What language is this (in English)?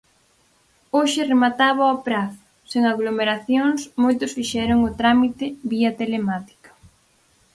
Galician